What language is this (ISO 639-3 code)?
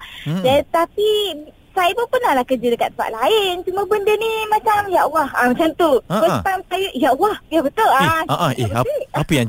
msa